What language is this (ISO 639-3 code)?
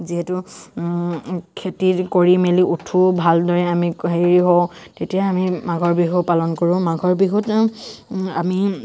asm